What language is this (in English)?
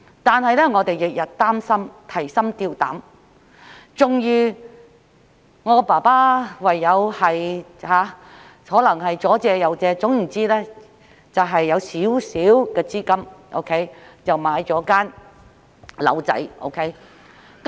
Cantonese